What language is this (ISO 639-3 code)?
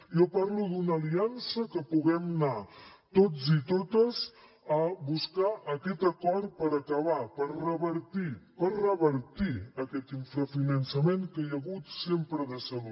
cat